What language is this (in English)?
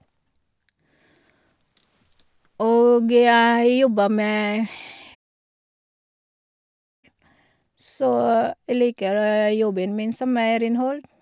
Norwegian